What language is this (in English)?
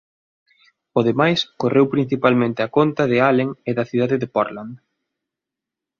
Galician